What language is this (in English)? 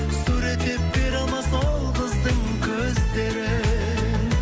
Kazakh